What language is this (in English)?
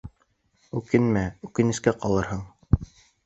Bashkir